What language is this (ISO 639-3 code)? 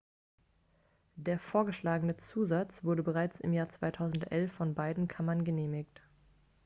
deu